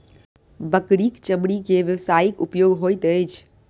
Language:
Maithili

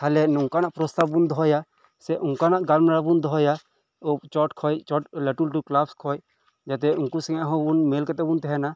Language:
Santali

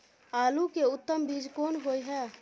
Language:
Maithili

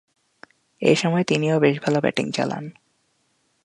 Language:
Bangla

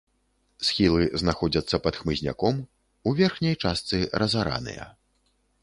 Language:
Belarusian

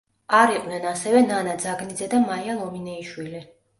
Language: Georgian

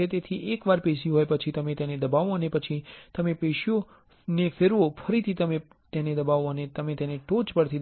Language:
Gujarati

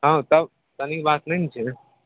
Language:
Maithili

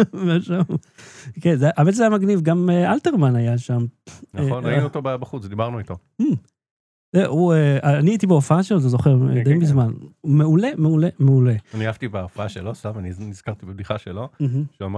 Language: Hebrew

